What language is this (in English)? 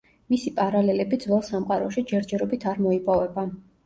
Georgian